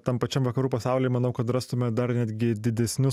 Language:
Lithuanian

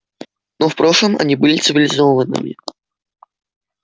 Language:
Russian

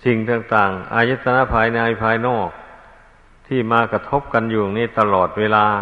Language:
Thai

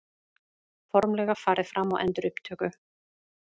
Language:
Icelandic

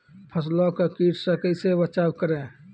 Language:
Maithili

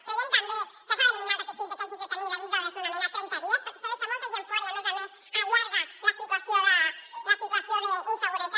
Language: Catalan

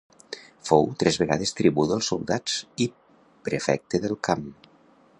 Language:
Catalan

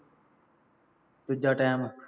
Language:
Punjabi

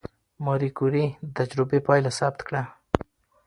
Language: Pashto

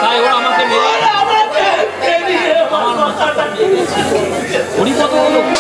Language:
Bangla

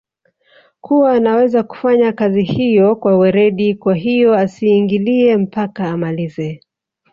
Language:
Swahili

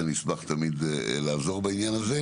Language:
Hebrew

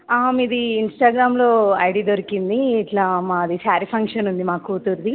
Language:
Telugu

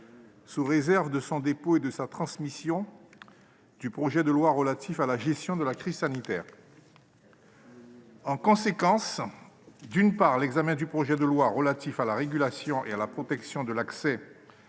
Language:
French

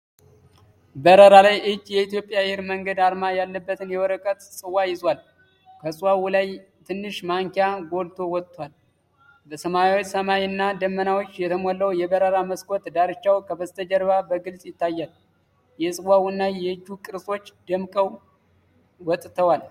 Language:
Amharic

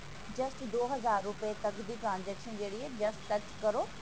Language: Punjabi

